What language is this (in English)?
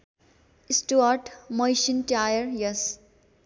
Nepali